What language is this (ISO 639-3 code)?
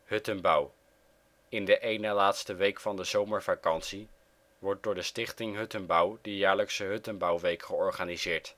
nld